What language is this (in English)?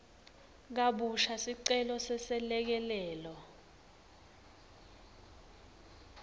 Swati